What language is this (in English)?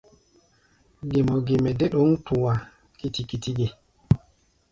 Gbaya